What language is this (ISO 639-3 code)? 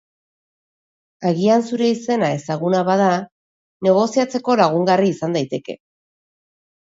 eus